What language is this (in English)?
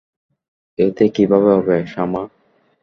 Bangla